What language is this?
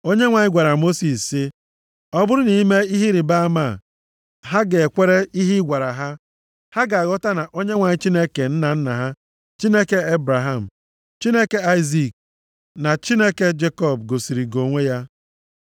Igbo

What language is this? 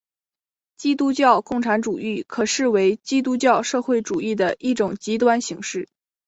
Chinese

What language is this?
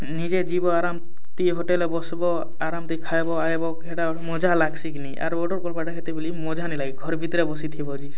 Odia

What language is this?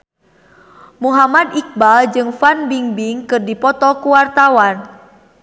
Sundanese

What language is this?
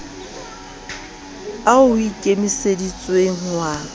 Southern Sotho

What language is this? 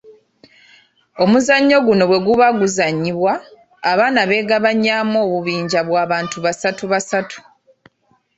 Ganda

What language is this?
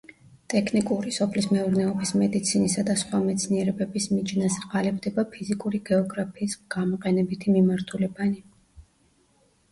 Georgian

